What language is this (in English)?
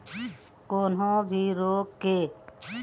Chhattisgarhi